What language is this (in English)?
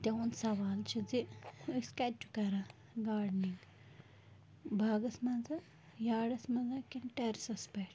Kashmiri